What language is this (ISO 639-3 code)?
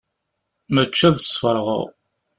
kab